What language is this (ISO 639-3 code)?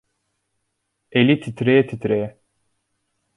tur